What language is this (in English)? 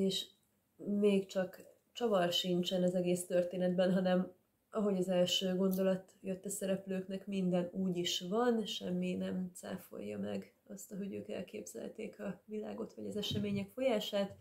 Hungarian